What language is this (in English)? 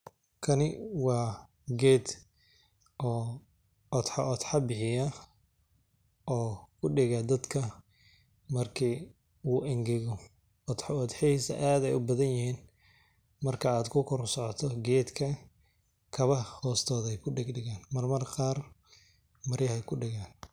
Somali